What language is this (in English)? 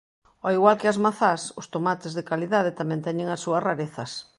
Galician